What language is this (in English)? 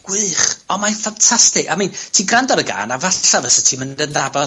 Welsh